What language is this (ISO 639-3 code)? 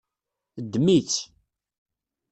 kab